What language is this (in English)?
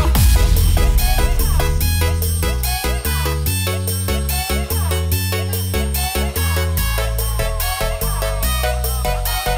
Indonesian